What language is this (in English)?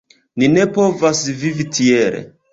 Esperanto